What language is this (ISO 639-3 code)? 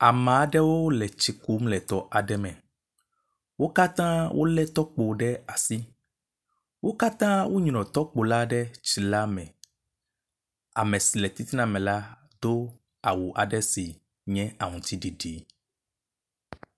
ewe